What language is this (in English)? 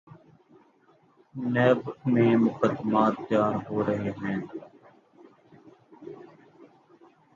Urdu